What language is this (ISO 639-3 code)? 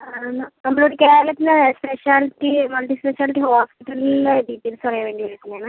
mal